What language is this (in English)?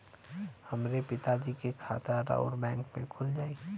Bhojpuri